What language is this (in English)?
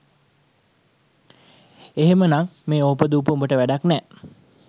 Sinhala